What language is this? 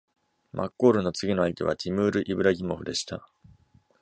Japanese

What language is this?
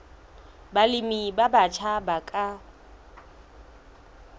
Southern Sotho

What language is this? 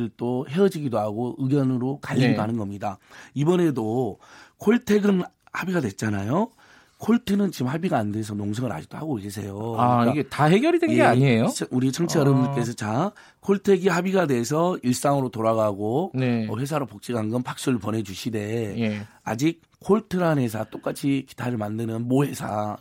Korean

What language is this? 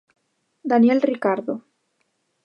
Galician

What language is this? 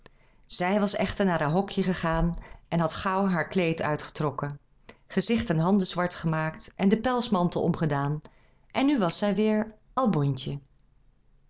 Dutch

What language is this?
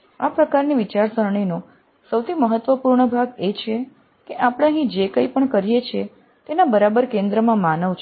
Gujarati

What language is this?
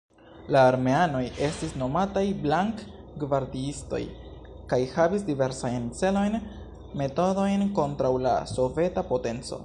Esperanto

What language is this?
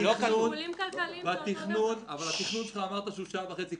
Hebrew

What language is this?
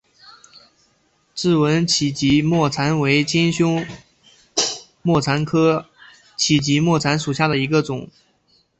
Chinese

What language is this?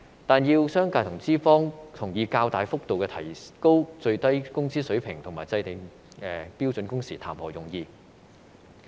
Cantonese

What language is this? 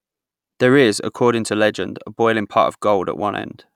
English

